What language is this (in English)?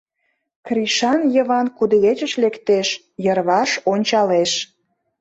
Mari